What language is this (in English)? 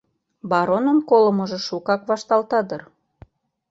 Mari